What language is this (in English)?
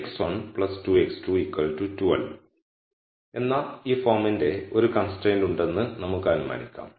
Malayalam